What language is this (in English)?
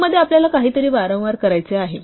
Marathi